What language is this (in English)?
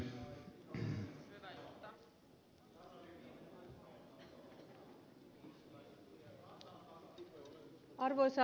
Finnish